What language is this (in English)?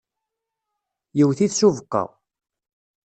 Kabyle